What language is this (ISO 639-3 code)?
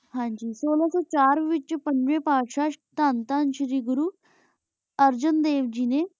pan